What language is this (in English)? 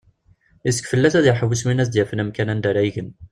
Kabyle